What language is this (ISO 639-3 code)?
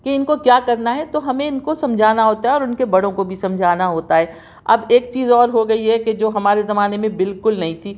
urd